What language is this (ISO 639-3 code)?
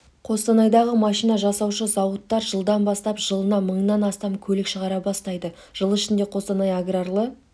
kaz